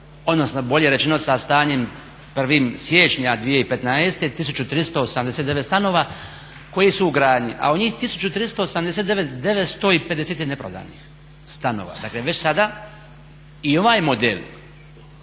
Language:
Croatian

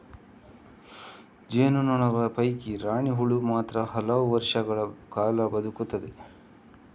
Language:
Kannada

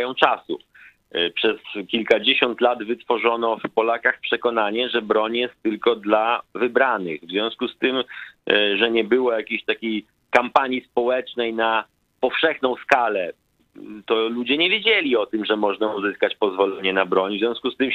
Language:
Polish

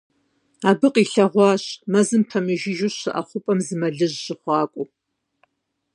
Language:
Kabardian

